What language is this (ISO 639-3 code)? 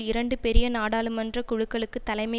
tam